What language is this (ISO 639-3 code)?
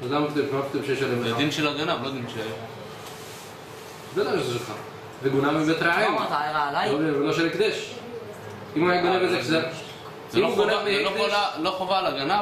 heb